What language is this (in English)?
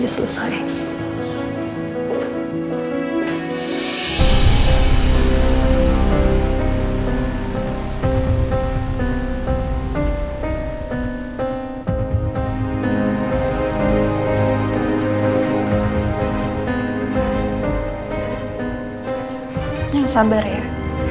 Indonesian